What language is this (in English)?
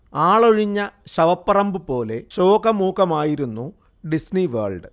Malayalam